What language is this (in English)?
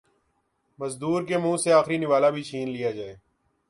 Urdu